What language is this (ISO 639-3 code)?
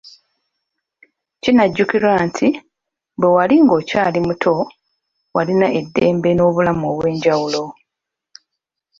lug